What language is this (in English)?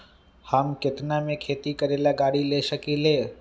Magahi